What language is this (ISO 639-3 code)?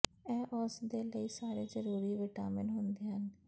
pan